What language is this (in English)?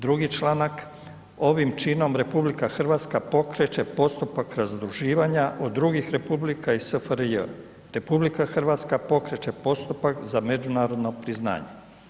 Croatian